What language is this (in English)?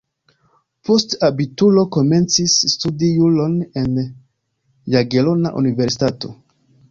Esperanto